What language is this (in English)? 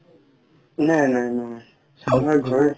Assamese